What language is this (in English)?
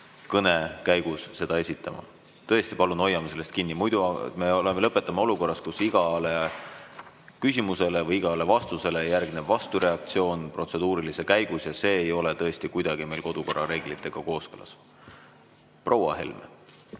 Estonian